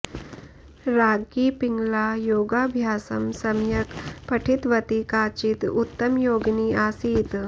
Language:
Sanskrit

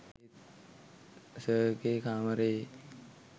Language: Sinhala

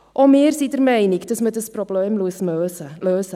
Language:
Swiss German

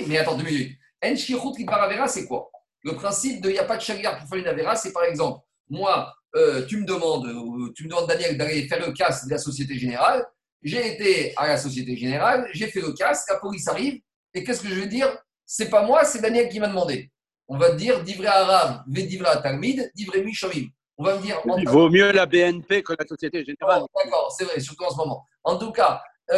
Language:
French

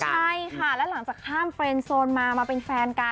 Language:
Thai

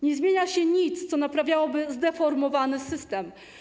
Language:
Polish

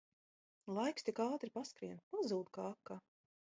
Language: Latvian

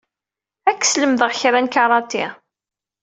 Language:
Kabyle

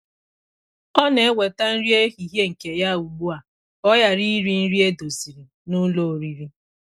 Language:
Igbo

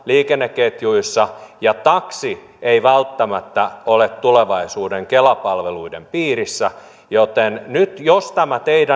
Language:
Finnish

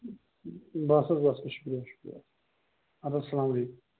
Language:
Kashmiri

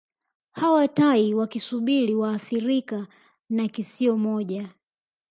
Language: Swahili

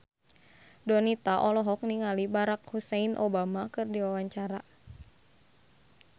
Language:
Sundanese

